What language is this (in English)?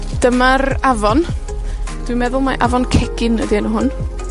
Welsh